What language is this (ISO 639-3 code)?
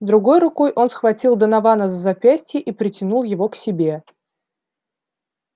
rus